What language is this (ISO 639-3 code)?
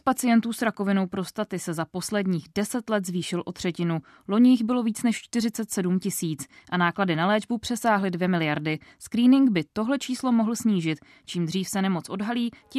ces